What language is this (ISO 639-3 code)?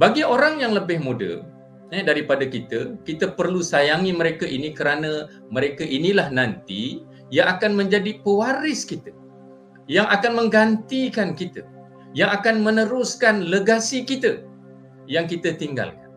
msa